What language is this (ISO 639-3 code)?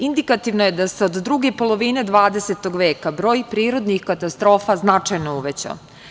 srp